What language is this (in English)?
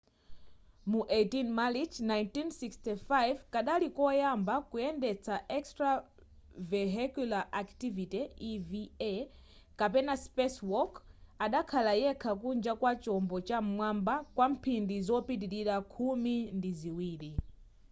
Nyanja